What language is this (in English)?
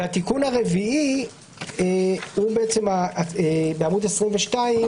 Hebrew